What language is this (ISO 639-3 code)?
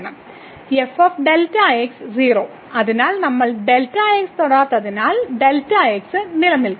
mal